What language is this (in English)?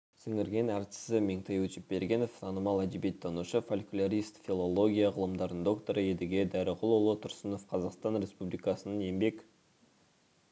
Kazakh